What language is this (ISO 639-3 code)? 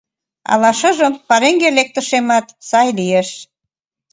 chm